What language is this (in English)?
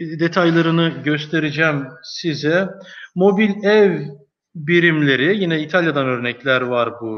Turkish